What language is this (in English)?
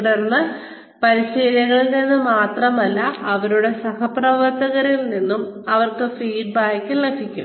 Malayalam